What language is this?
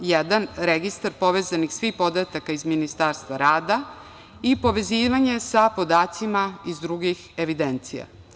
Serbian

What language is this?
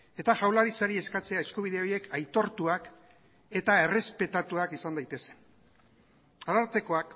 Basque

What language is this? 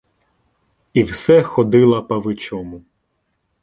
Ukrainian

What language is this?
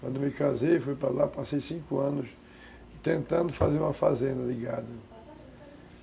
Portuguese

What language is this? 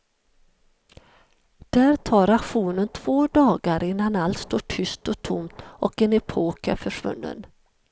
Swedish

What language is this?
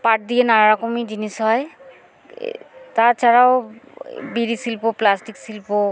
Bangla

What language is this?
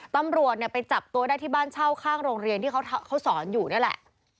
Thai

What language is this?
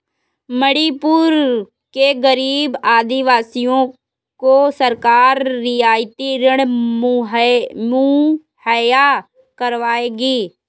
Hindi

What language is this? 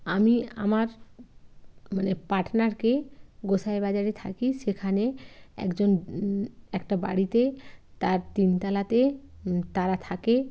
Bangla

